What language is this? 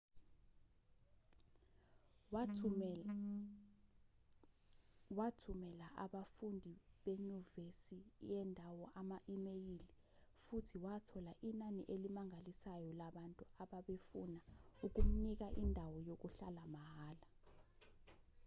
Zulu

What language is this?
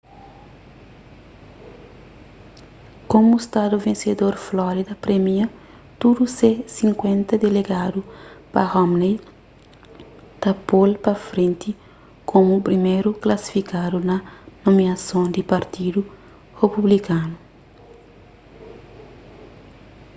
Kabuverdianu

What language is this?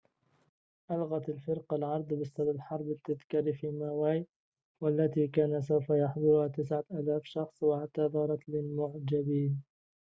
Arabic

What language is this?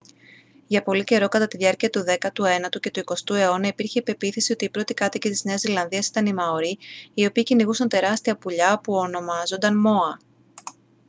Greek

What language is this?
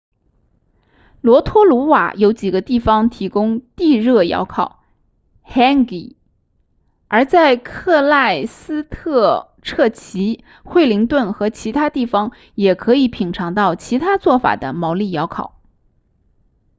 Chinese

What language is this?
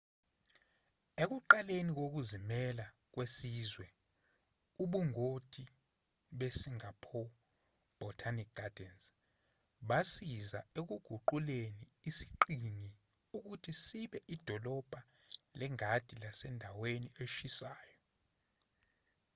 Zulu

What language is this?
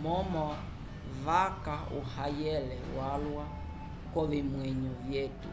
Umbundu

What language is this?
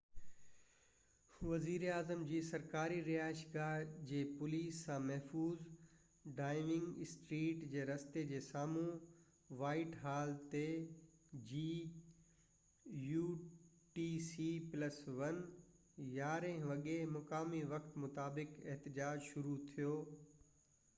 Sindhi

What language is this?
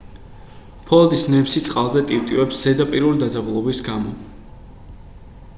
Georgian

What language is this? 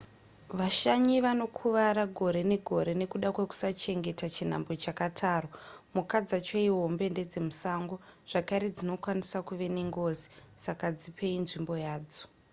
Shona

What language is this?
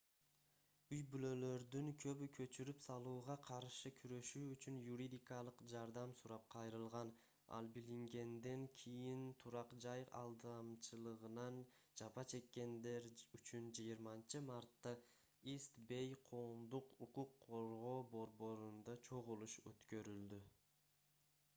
Kyrgyz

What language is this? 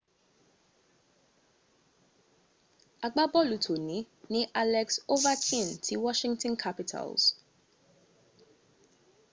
Yoruba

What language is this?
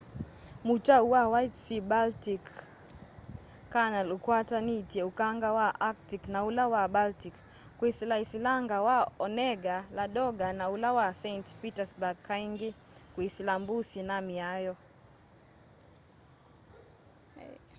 Kamba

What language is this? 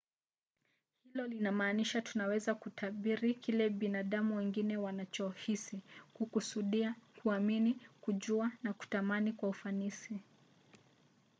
Swahili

